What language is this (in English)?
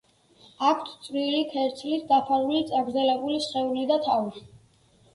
Georgian